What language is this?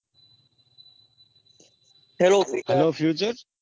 Gujarati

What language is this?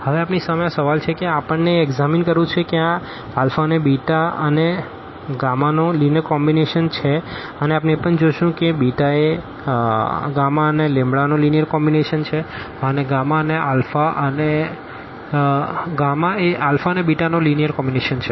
Gujarati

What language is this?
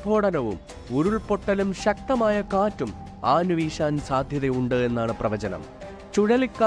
Malayalam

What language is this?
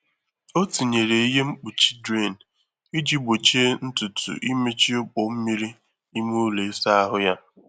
Igbo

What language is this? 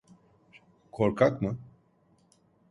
Turkish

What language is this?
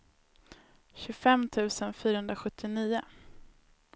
Swedish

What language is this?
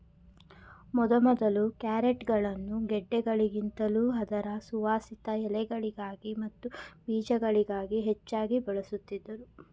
Kannada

